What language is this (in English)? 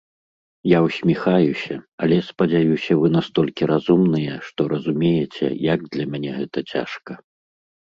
Belarusian